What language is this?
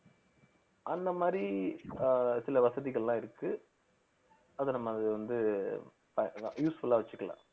Tamil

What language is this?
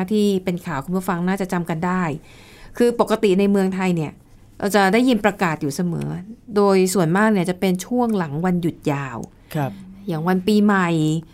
Thai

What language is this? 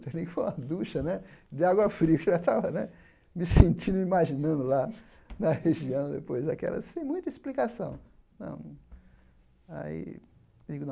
Portuguese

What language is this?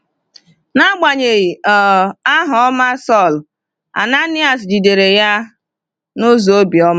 Igbo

